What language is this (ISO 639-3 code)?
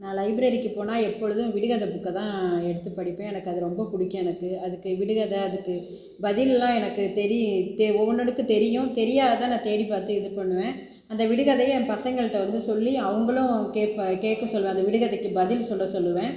tam